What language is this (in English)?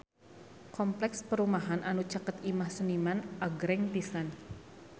Sundanese